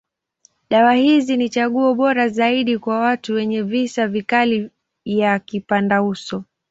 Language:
Swahili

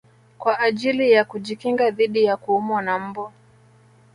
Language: Swahili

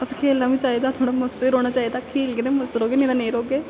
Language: Dogri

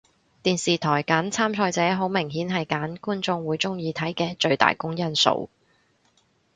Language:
Cantonese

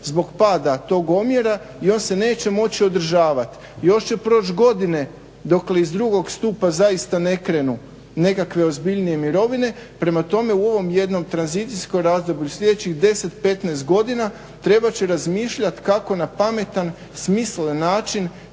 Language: Croatian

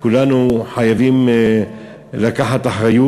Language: Hebrew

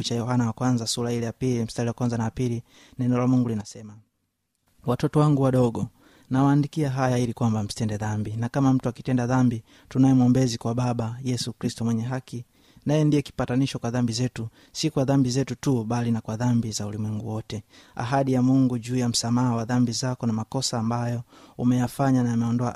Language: Swahili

